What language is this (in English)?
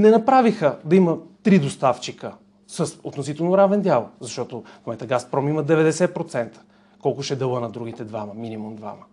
Bulgarian